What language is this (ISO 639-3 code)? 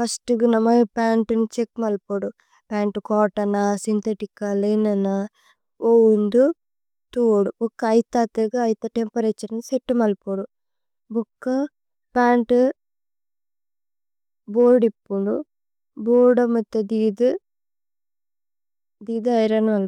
tcy